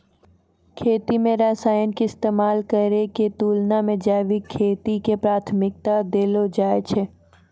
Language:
Maithili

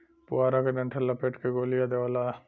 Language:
Bhojpuri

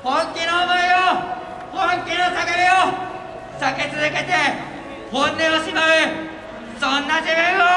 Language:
Japanese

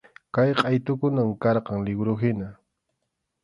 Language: Arequipa-La Unión Quechua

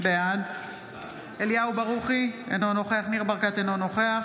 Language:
Hebrew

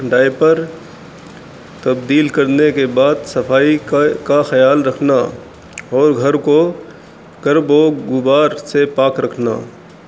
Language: Urdu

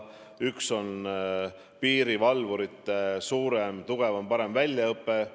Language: Estonian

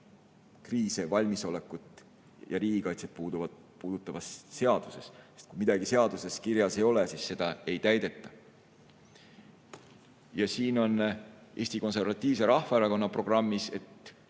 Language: Estonian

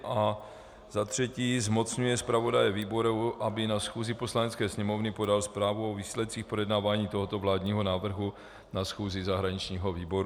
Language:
Czech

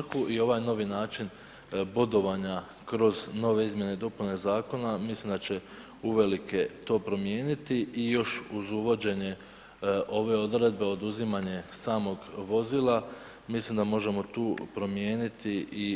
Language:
Croatian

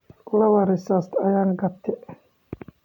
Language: Somali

